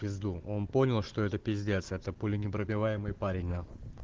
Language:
Russian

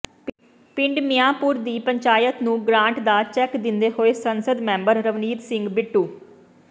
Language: Punjabi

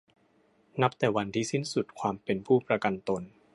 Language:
Thai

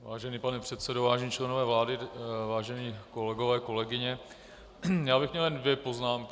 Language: Czech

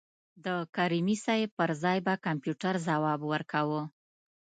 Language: Pashto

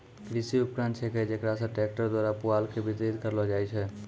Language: Maithili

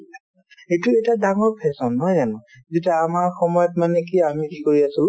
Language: Assamese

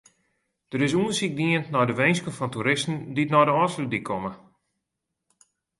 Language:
Western Frisian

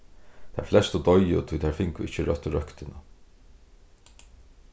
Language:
Faroese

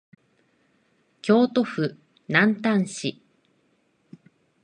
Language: Japanese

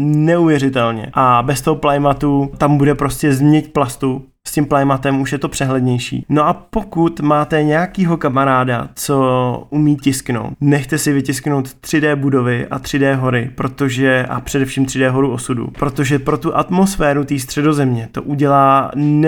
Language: Czech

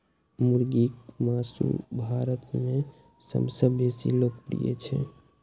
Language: Maithili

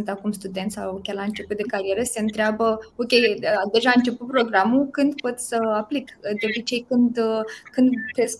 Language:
Romanian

